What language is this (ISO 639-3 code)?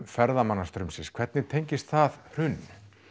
isl